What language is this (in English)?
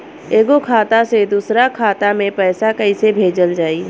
Bhojpuri